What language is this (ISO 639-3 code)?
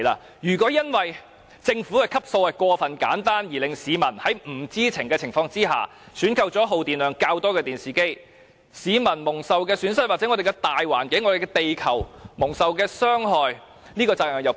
yue